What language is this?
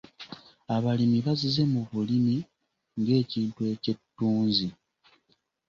Ganda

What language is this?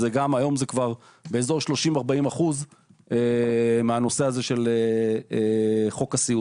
Hebrew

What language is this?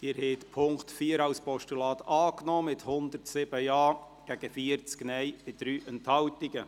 Swiss German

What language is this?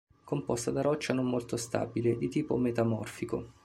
Italian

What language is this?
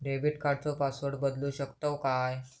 Marathi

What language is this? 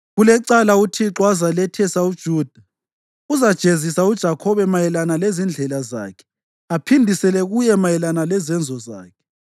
North Ndebele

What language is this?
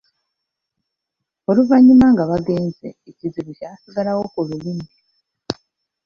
Ganda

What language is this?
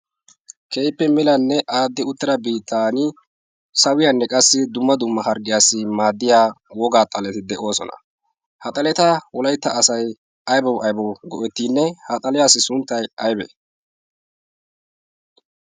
Wolaytta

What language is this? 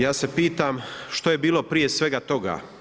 Croatian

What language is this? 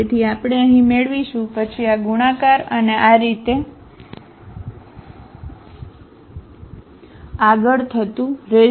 Gujarati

